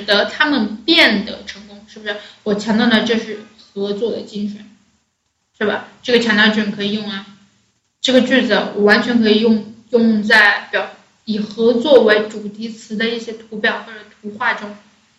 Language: Chinese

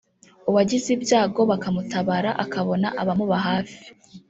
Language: Kinyarwanda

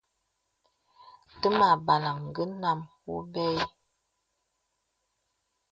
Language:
Bebele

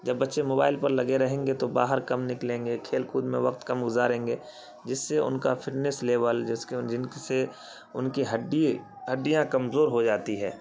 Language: Urdu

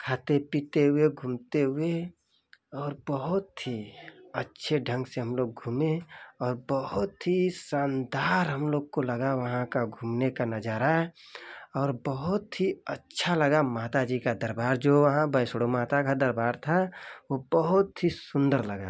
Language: Hindi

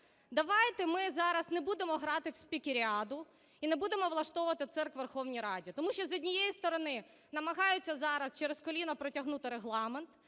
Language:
Ukrainian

